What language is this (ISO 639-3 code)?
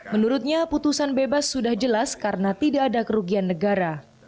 ind